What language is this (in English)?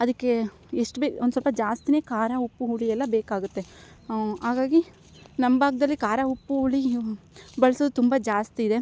Kannada